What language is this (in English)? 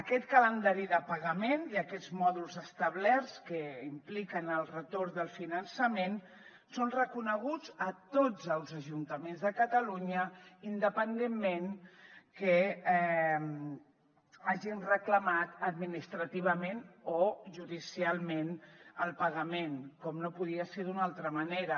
Catalan